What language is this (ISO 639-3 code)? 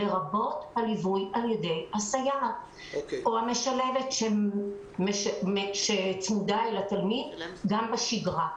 heb